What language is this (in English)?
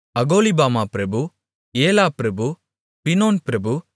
Tamil